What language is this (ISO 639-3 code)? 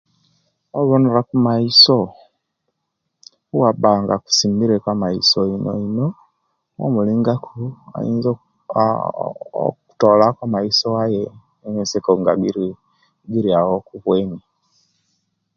lke